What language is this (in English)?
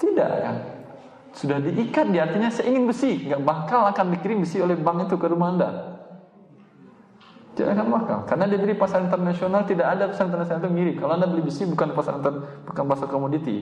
Indonesian